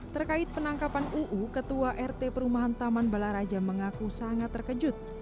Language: Indonesian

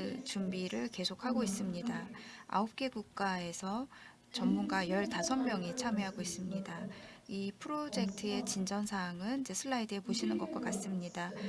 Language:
Korean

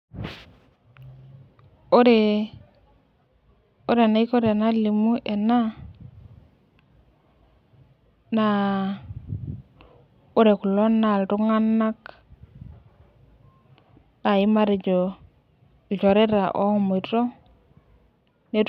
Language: Masai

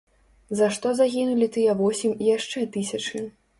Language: Belarusian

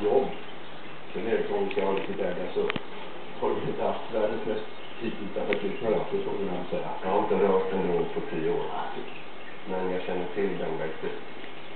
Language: Swedish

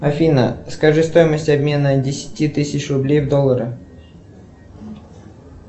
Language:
Russian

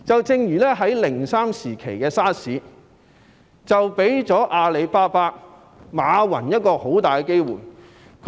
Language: Cantonese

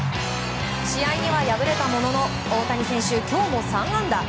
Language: Japanese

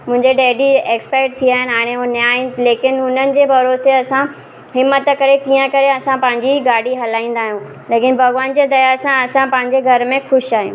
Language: Sindhi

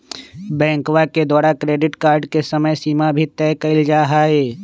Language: Magahi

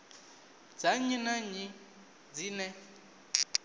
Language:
Venda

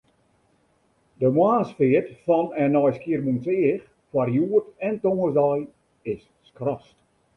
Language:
Western Frisian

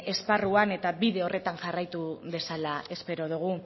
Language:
Basque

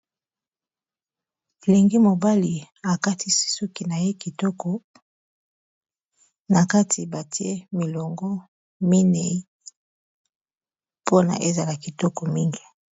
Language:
Lingala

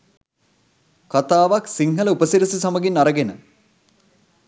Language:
Sinhala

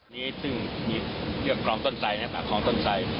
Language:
Thai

